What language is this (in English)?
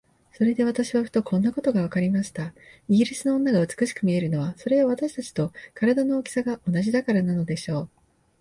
Japanese